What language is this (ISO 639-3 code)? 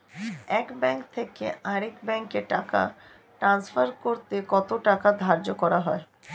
ben